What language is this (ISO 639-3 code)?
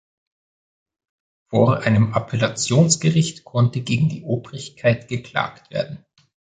deu